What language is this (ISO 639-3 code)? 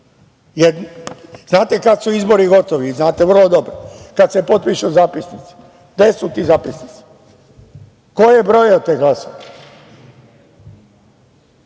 srp